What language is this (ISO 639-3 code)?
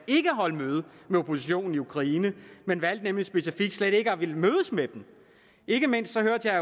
dan